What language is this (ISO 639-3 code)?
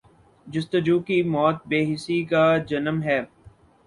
urd